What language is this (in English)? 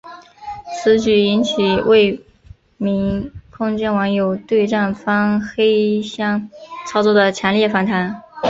Chinese